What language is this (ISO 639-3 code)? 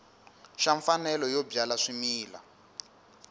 tso